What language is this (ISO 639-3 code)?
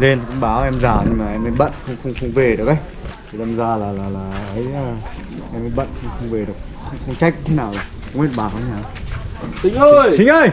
vie